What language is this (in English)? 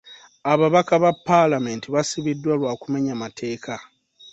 Ganda